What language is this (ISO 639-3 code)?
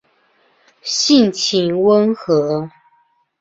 zho